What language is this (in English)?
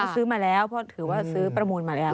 Thai